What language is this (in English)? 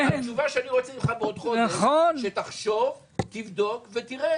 Hebrew